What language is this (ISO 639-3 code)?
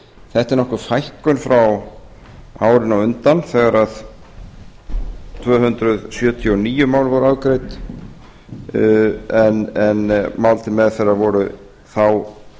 isl